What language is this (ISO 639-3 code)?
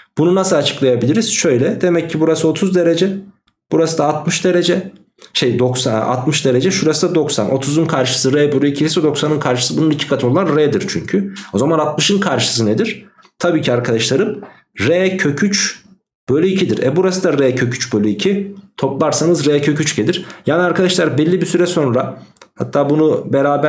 tur